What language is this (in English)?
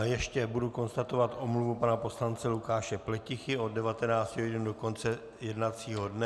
Czech